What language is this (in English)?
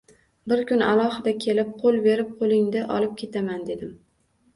Uzbek